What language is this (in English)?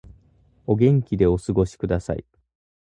Japanese